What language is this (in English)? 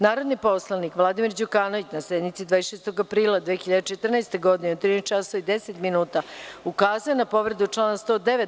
Serbian